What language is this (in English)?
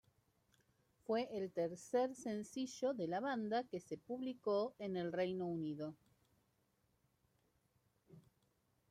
Spanish